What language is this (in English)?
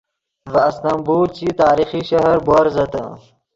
Yidgha